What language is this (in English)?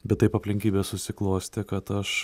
Lithuanian